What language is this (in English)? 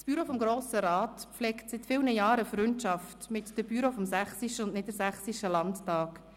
Swiss German